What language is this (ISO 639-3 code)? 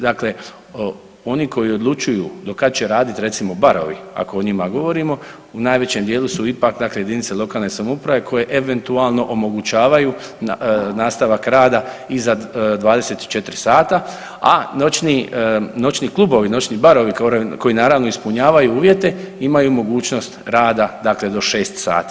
hrv